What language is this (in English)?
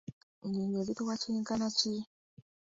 Ganda